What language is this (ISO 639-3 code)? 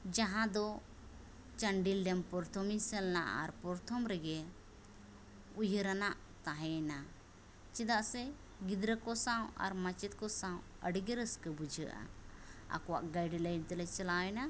sat